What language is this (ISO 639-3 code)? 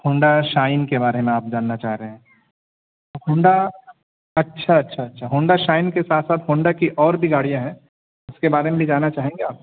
urd